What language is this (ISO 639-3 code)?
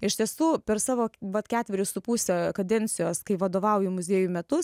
lit